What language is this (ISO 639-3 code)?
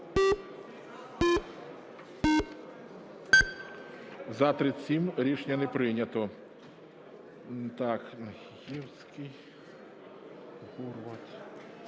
ukr